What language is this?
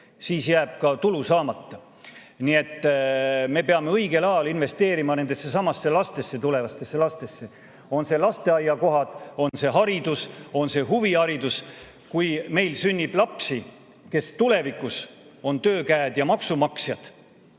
Estonian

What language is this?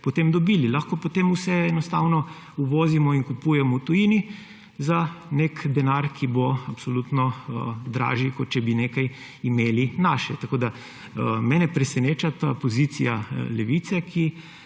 Slovenian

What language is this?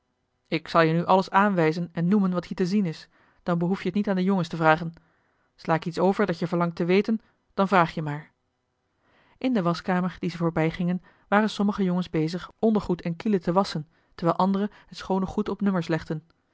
Dutch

